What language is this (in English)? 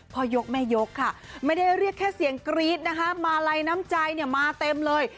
Thai